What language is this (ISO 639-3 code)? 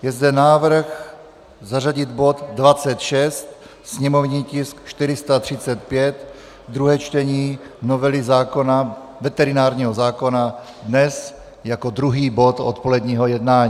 ces